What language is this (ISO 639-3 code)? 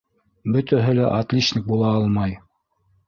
bak